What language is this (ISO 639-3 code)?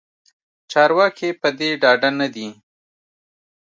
pus